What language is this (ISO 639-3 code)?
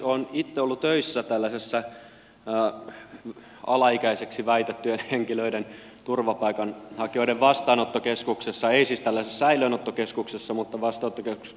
fin